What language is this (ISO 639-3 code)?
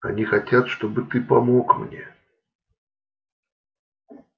rus